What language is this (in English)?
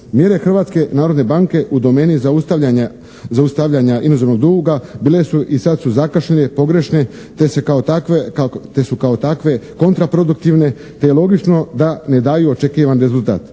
Croatian